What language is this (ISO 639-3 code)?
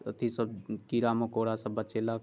mai